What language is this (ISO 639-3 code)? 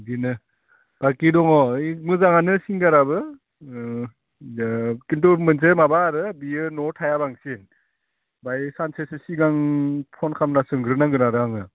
brx